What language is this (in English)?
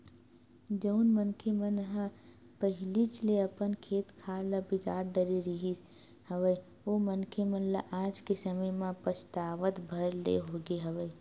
Chhattisgarhi